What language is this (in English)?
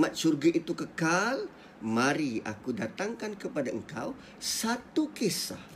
Malay